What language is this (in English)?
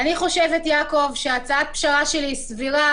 Hebrew